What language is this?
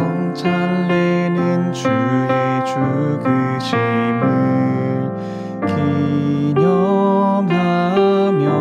Korean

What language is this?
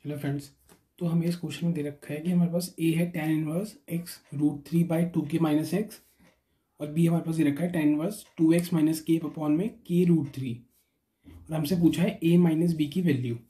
Hindi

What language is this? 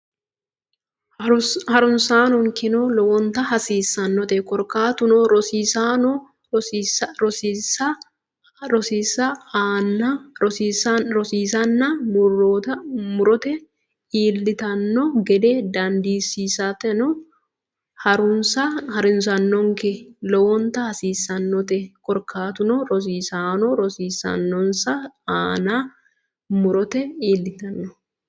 Sidamo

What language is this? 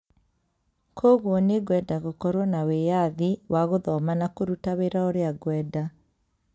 Kikuyu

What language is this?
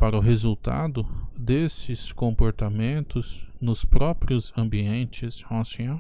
Portuguese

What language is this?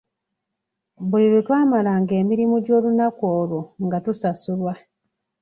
Ganda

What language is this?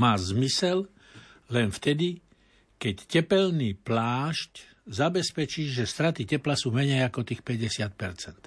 Slovak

